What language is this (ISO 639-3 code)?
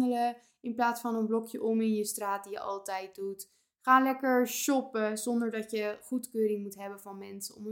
nld